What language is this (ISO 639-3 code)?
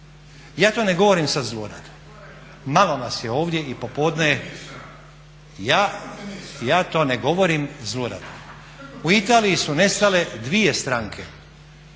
hrv